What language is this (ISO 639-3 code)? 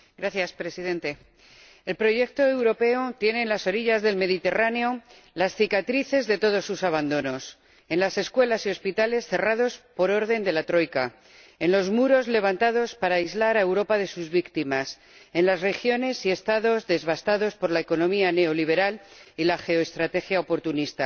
spa